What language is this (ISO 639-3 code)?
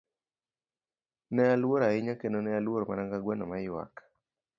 luo